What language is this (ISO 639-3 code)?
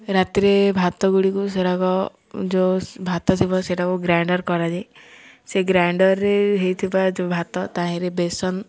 ori